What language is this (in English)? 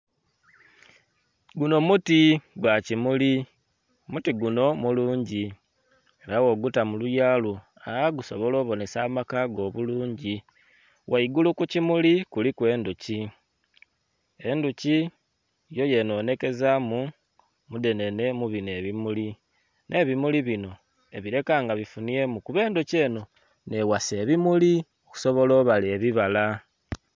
Soga